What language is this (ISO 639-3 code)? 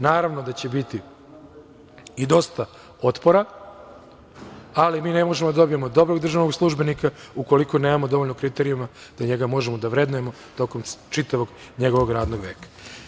srp